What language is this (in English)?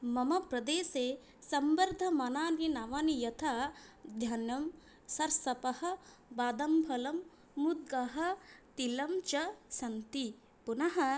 Sanskrit